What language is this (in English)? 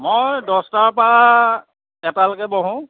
Assamese